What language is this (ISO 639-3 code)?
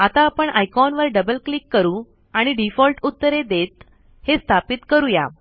mar